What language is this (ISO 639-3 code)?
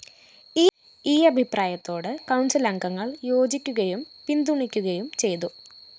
mal